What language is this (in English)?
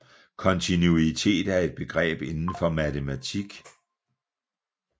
Danish